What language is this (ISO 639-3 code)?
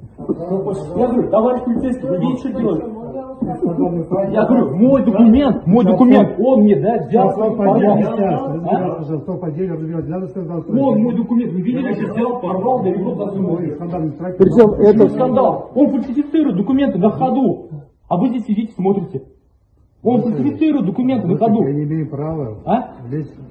rus